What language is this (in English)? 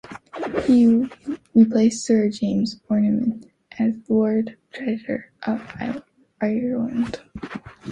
English